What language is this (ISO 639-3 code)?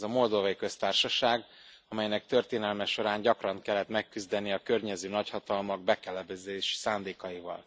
hun